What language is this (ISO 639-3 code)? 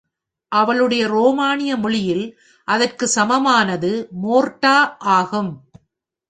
tam